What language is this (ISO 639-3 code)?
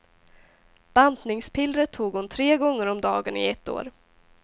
swe